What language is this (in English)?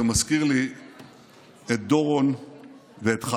Hebrew